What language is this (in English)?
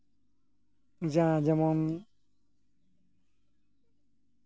Santali